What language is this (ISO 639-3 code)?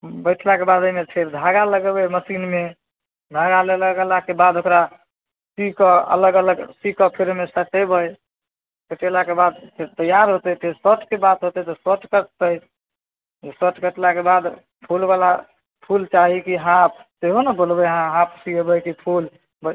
mai